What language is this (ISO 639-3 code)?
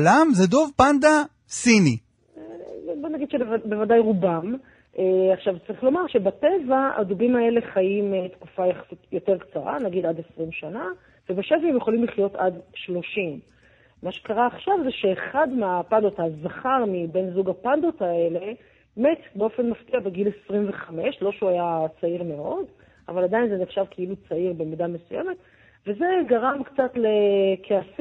heb